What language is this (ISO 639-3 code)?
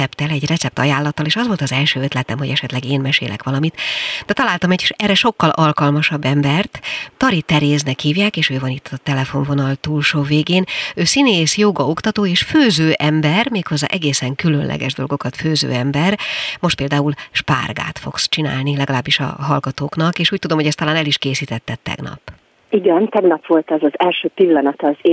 hun